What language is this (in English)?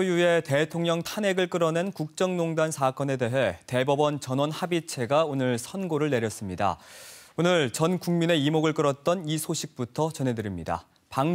Korean